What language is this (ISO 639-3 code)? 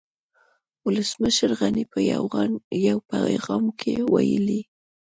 pus